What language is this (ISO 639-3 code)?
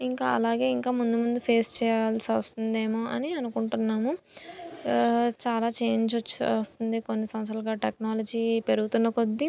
tel